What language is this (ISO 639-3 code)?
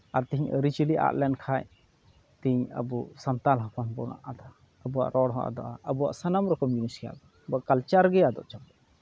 sat